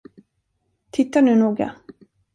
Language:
Swedish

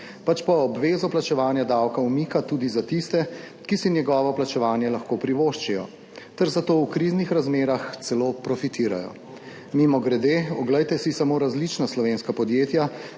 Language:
Slovenian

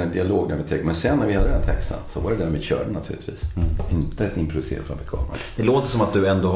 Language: Swedish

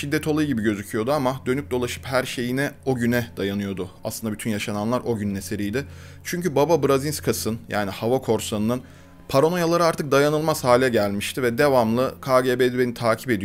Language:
Turkish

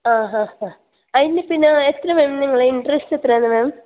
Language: Malayalam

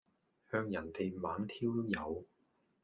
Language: Cantonese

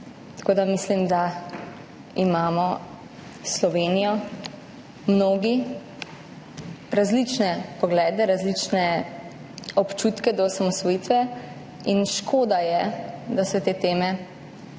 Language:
Slovenian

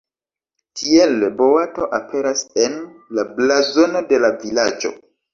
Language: Esperanto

